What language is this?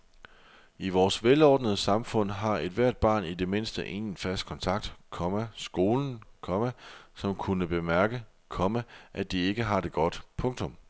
Danish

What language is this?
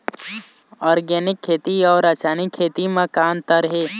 Chhattisgarhi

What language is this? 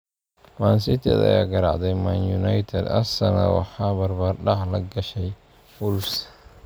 Somali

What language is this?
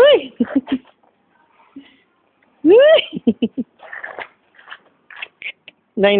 Spanish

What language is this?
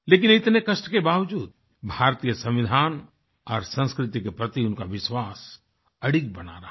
Hindi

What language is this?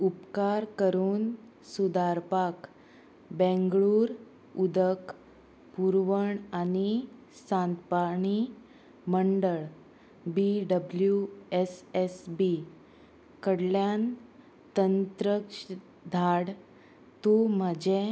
Konkani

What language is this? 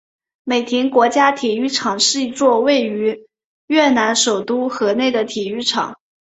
Chinese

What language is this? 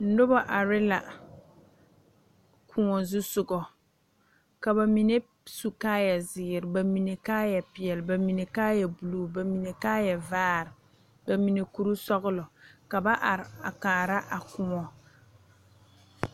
Southern Dagaare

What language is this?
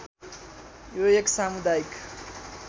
Nepali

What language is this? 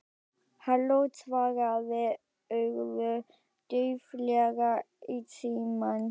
Icelandic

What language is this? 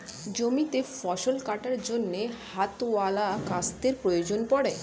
Bangla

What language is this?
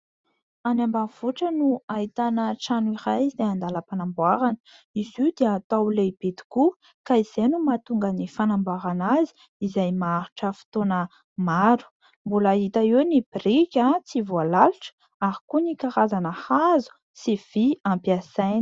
Malagasy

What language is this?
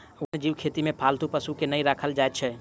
Maithili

